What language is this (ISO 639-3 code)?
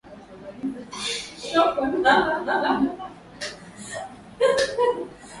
swa